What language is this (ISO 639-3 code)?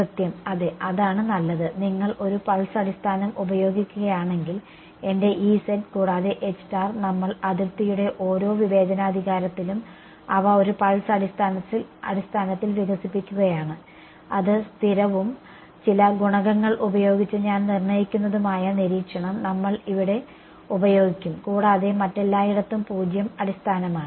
mal